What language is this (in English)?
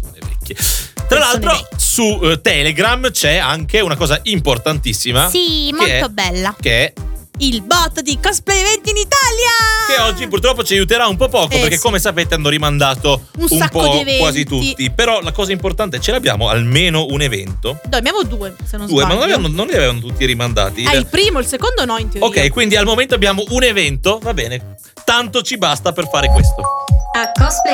Italian